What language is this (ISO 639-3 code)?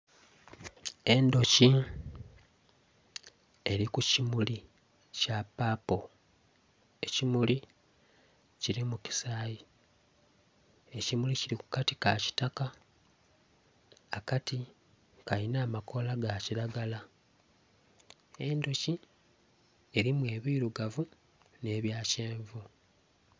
xog